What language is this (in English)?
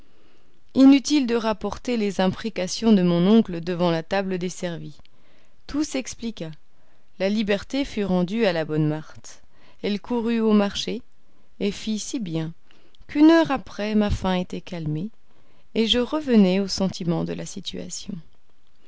French